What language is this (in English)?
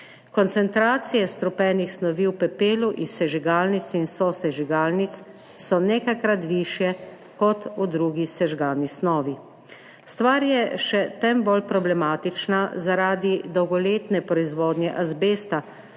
Slovenian